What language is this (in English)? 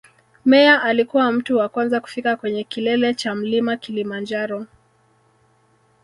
Swahili